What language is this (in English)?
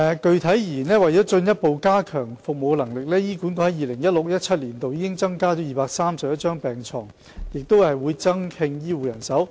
Cantonese